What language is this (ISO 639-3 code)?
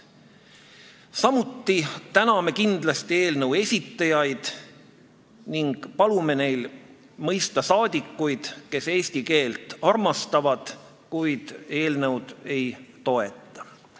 est